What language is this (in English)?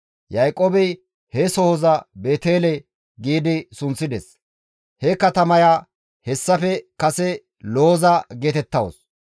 Gamo